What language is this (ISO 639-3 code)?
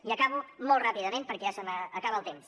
cat